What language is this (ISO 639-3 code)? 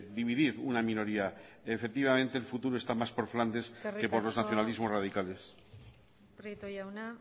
spa